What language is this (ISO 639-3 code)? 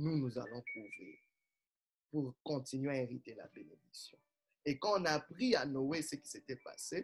fra